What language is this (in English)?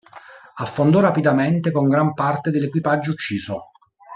Italian